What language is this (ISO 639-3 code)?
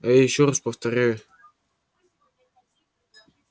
rus